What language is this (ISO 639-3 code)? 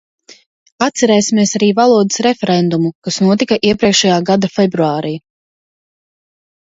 lav